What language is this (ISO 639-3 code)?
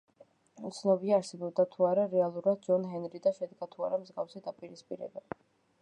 kat